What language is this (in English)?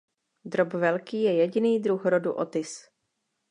Czech